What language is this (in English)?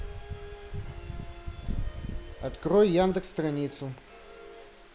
Russian